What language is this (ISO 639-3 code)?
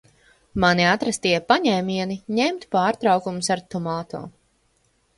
lav